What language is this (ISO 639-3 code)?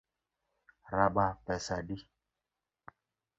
luo